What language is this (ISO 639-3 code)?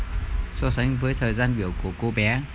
vie